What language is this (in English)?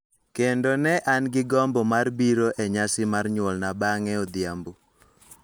Luo (Kenya and Tanzania)